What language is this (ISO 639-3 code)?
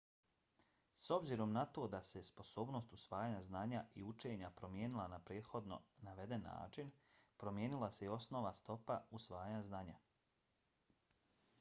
bos